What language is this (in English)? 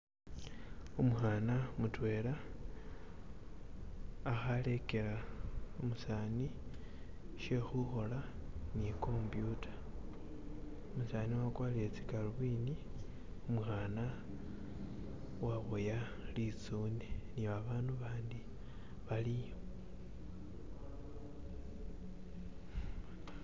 Masaaba